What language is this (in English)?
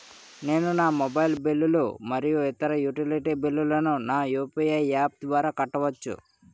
Telugu